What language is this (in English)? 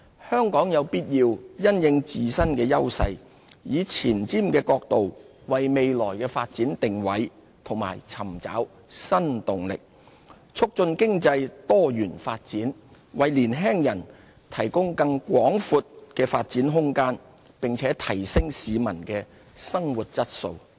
Cantonese